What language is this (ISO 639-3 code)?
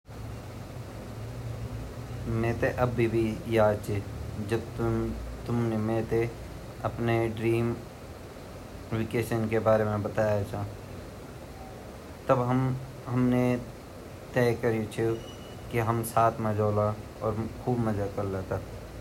gbm